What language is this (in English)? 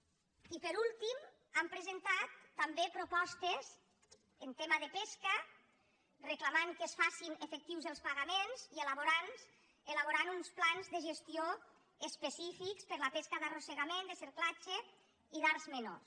Catalan